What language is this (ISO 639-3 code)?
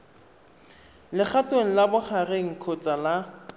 tsn